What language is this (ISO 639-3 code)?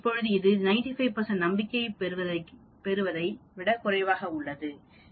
tam